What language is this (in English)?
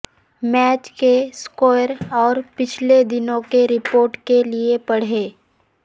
Urdu